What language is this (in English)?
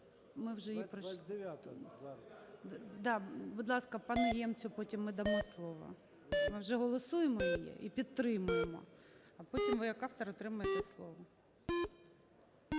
Ukrainian